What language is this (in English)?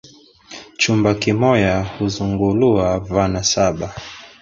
Swahili